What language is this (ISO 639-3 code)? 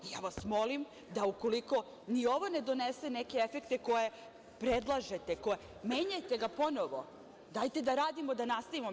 srp